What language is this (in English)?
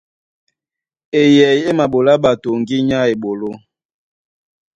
Duala